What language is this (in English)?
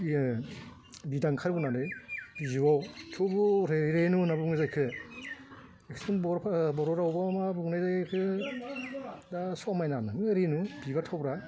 Bodo